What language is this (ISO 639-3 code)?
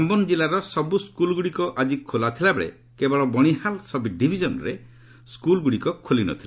ori